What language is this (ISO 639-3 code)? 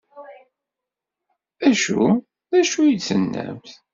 kab